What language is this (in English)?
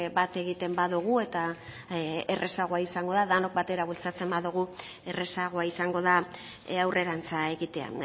Basque